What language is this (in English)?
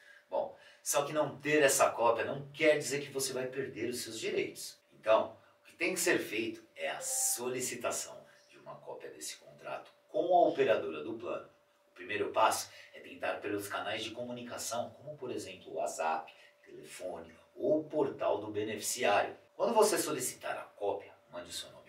Portuguese